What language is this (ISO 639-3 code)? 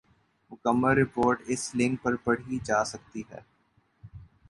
urd